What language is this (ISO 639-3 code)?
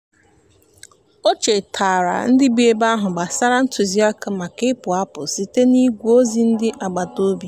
ibo